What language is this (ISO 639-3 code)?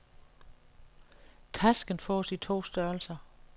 dan